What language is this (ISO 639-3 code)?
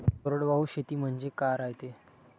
mar